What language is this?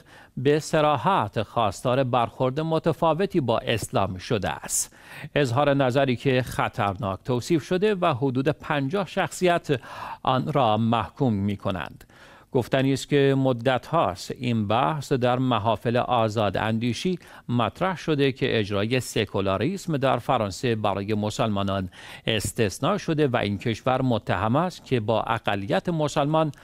Persian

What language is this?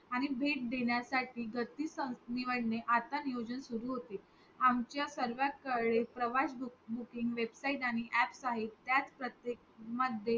Marathi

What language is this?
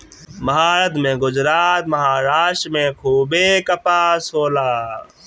Bhojpuri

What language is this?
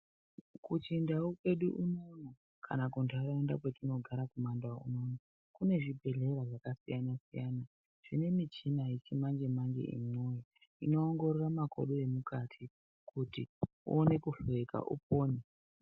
Ndau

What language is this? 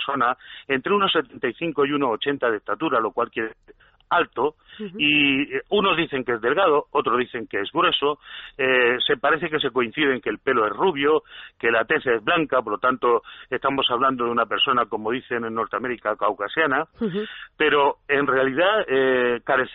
Spanish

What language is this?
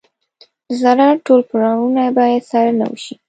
Pashto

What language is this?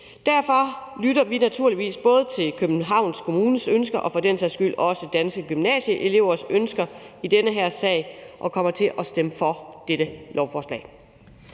Danish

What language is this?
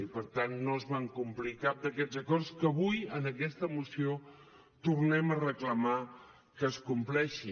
Catalan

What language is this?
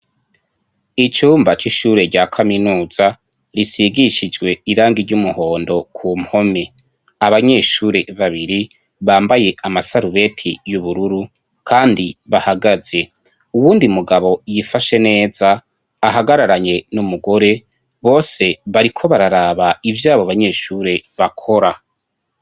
Rundi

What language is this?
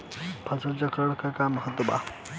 Bhojpuri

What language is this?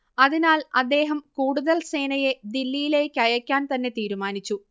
Malayalam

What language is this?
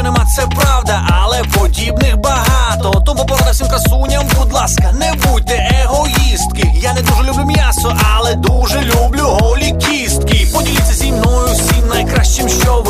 Ukrainian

